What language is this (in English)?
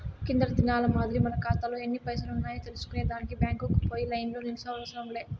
Telugu